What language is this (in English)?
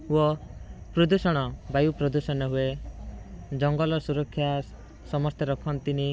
Odia